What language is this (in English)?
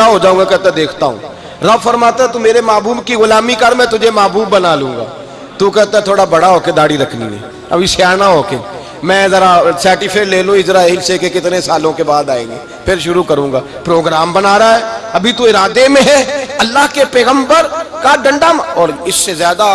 Urdu